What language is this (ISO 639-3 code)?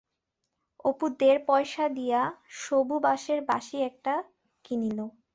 ben